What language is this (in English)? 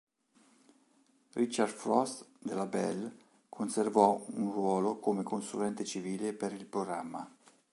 Italian